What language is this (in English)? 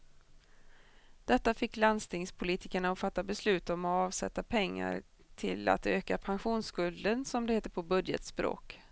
Swedish